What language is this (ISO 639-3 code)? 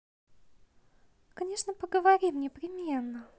rus